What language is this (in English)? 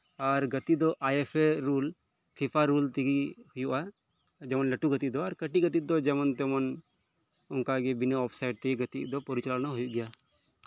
Santali